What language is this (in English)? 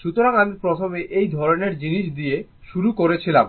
Bangla